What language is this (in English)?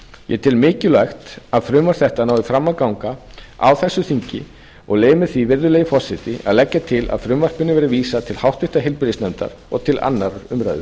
Icelandic